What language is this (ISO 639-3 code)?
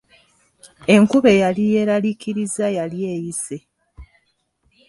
lug